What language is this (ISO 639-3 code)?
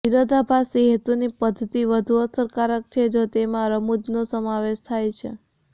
guj